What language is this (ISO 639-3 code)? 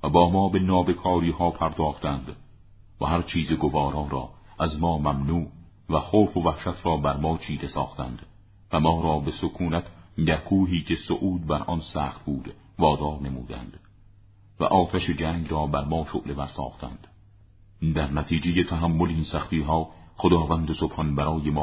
fas